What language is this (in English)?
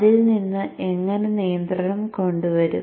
Malayalam